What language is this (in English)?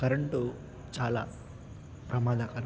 Telugu